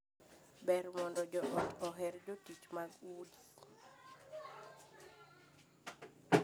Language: Luo (Kenya and Tanzania)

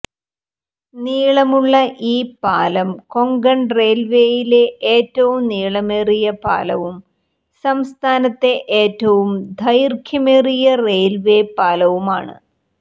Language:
Malayalam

